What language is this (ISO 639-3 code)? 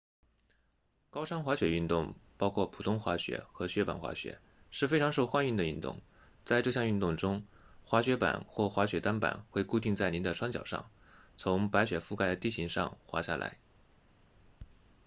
zho